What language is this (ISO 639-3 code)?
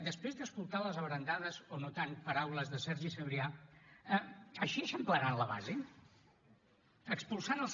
cat